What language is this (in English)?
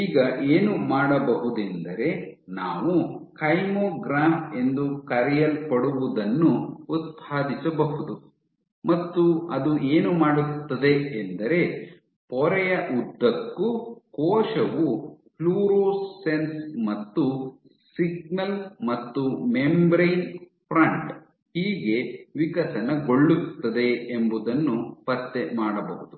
Kannada